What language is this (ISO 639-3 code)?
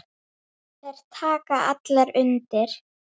isl